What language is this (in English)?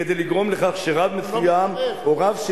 Hebrew